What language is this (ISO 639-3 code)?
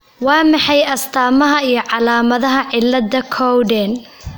som